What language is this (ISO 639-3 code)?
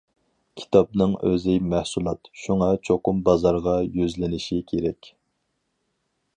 uig